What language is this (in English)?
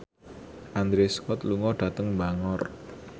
Javanese